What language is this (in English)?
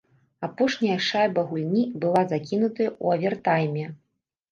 Belarusian